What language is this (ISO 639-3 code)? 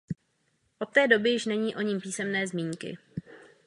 ces